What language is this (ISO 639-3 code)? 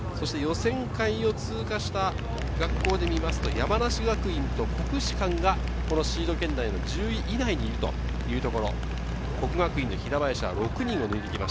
jpn